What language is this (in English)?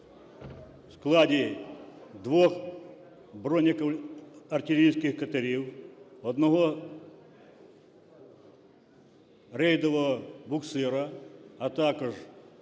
Ukrainian